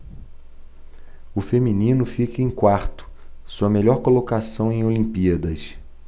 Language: Portuguese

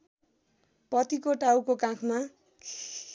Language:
Nepali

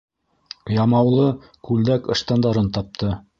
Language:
Bashkir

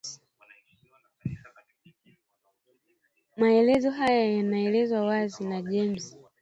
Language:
Swahili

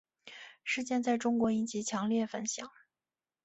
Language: Chinese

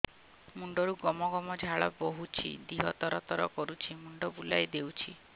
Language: Odia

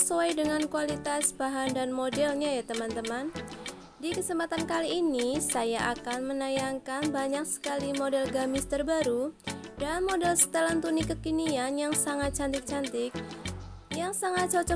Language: Indonesian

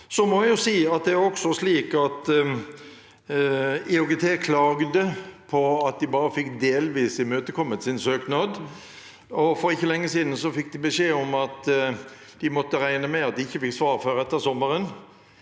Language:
Norwegian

